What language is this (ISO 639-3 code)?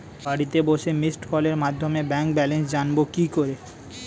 ben